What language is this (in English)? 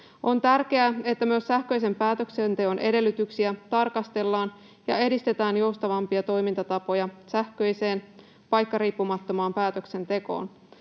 Finnish